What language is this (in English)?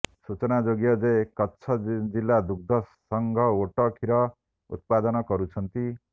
Odia